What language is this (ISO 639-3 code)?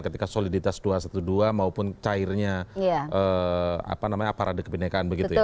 ind